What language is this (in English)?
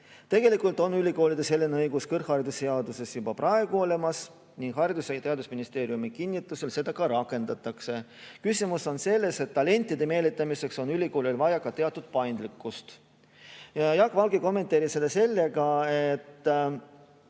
Estonian